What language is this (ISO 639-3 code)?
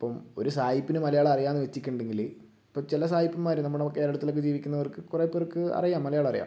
mal